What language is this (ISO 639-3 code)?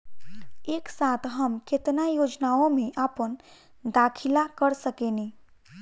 bho